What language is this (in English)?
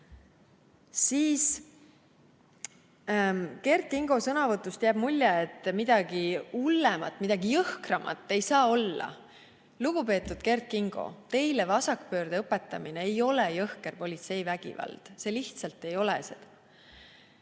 Estonian